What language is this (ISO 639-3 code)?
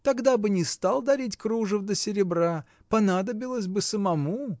rus